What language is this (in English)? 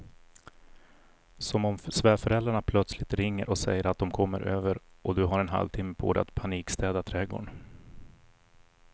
Swedish